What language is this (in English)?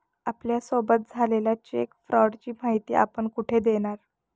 Marathi